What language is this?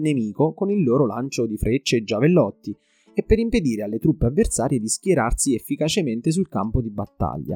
Italian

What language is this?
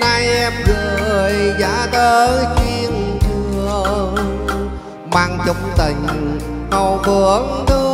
Vietnamese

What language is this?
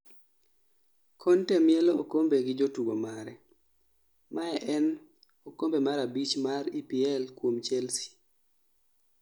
Luo (Kenya and Tanzania)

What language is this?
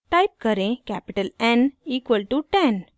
Hindi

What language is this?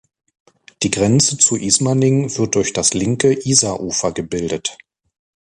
German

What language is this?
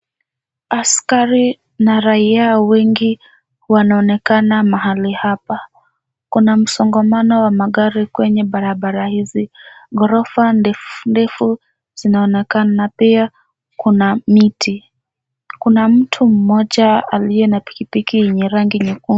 Swahili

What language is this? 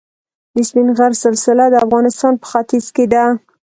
Pashto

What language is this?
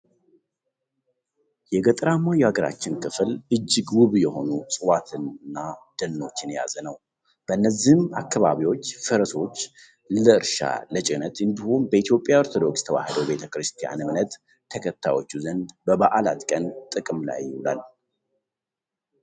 Amharic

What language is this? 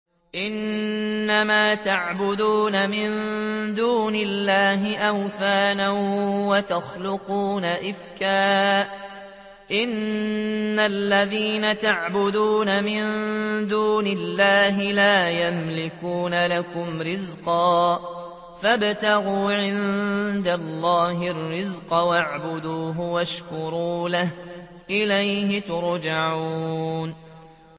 Arabic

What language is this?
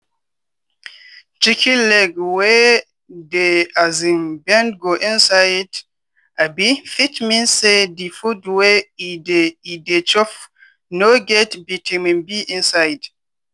Nigerian Pidgin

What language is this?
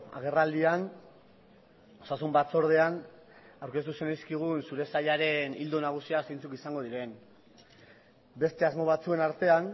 Basque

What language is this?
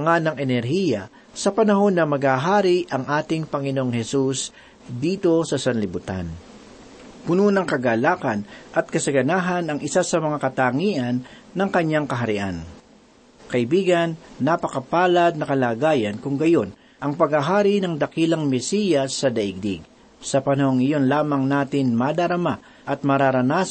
Filipino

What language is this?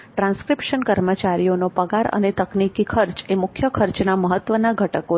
Gujarati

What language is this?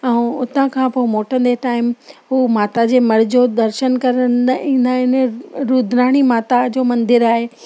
Sindhi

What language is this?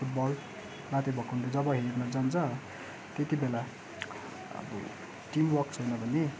Nepali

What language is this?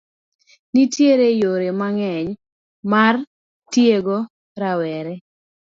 Luo (Kenya and Tanzania)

